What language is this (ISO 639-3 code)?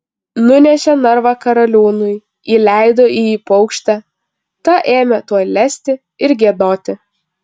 lit